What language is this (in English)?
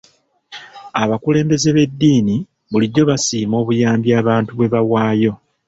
Ganda